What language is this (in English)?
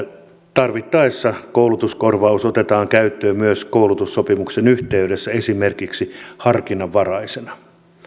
Finnish